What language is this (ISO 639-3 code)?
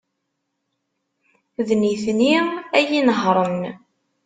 kab